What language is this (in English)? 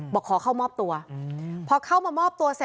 Thai